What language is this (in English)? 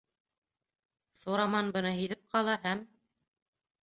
Bashkir